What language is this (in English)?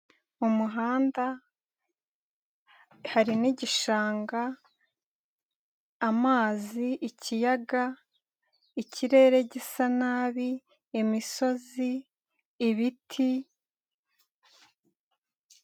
Kinyarwanda